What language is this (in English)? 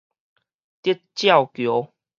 Min Nan Chinese